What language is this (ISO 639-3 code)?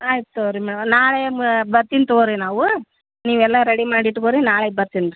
kan